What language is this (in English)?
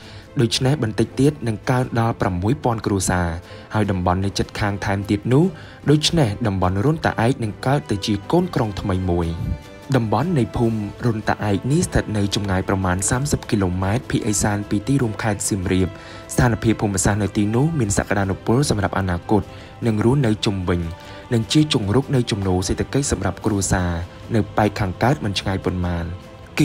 Thai